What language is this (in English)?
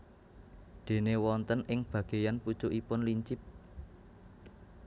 Javanese